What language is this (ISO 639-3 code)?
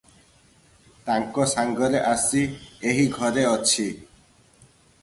ori